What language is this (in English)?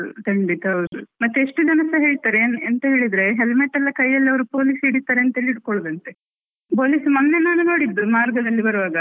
Kannada